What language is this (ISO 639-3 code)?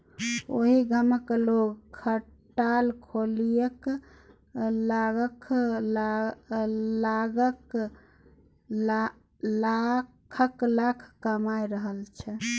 mai